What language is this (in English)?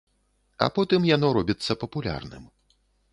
Belarusian